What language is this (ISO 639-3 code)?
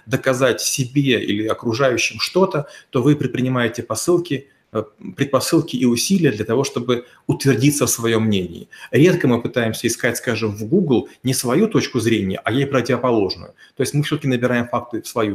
rus